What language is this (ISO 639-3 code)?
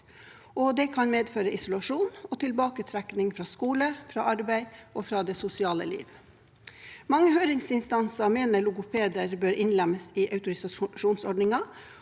nor